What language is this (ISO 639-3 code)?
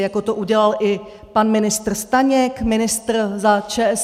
ces